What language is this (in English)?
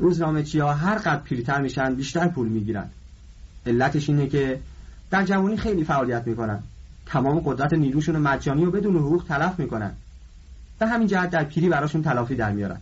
Persian